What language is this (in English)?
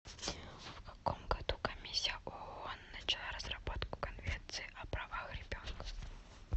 Russian